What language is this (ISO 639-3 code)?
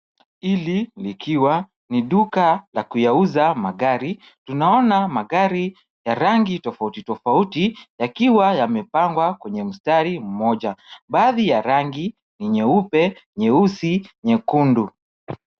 swa